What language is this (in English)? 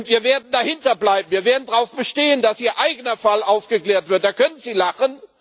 German